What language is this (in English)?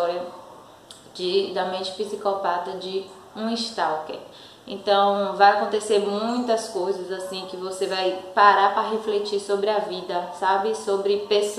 Portuguese